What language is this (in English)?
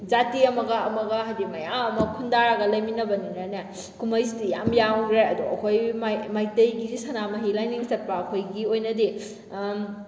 Manipuri